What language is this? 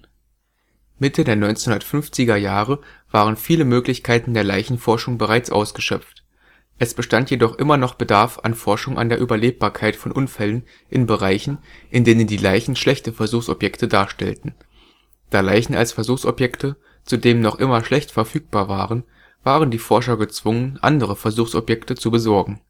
German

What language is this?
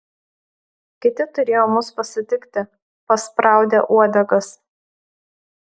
Lithuanian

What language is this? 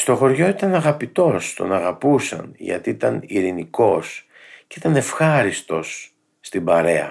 Greek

